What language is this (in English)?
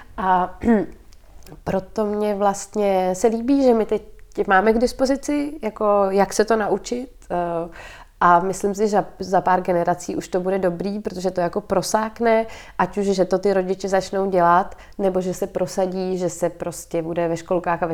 Czech